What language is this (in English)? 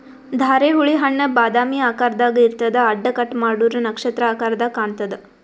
Kannada